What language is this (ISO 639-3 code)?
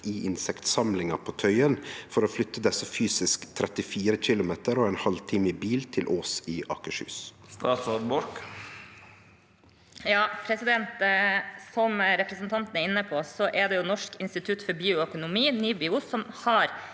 nor